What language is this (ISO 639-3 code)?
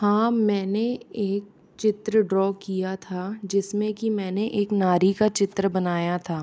hin